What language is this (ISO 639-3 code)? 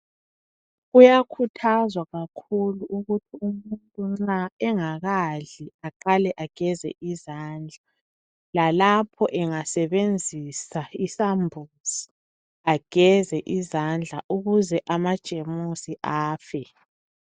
nde